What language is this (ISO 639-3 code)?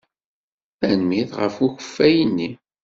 kab